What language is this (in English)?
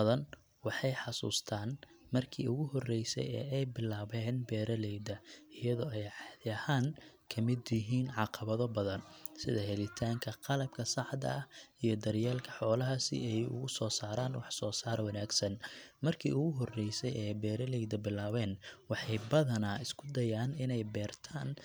Somali